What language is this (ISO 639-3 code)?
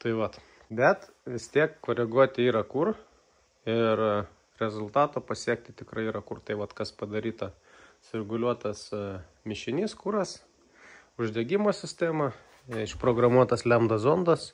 lit